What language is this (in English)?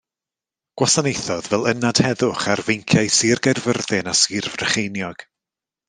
Welsh